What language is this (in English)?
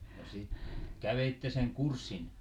Finnish